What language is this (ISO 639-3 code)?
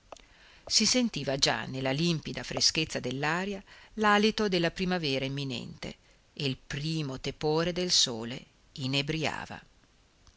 ita